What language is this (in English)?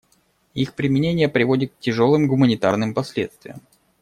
Russian